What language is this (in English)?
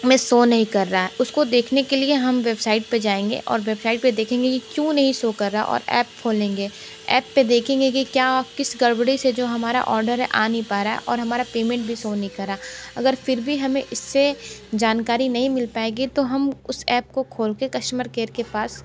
Hindi